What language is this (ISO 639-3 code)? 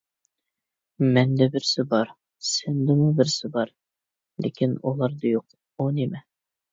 uig